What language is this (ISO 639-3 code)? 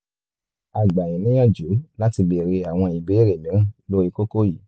yor